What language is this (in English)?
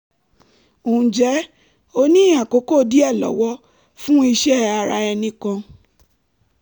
Yoruba